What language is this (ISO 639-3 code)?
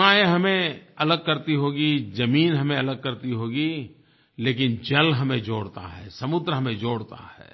hin